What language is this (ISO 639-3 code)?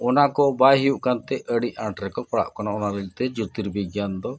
sat